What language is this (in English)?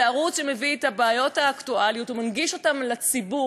Hebrew